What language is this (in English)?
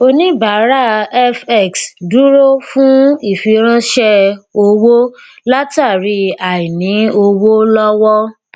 Yoruba